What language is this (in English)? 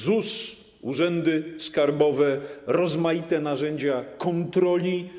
Polish